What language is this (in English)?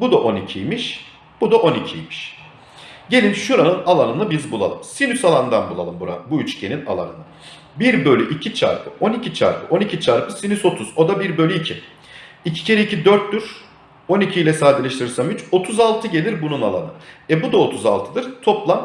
Turkish